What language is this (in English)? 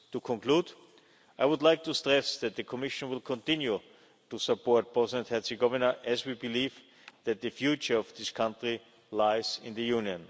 English